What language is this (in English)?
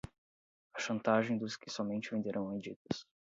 Portuguese